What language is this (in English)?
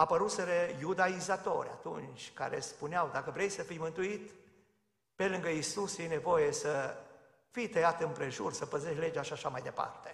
Romanian